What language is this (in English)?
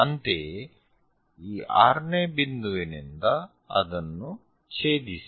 Kannada